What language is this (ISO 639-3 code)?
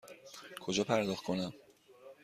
fas